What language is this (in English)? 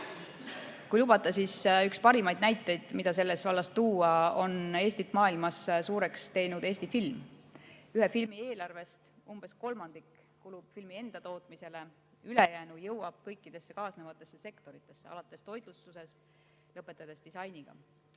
Estonian